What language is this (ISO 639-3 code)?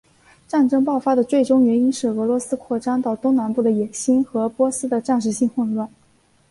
zho